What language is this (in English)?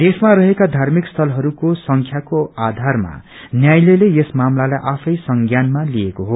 Nepali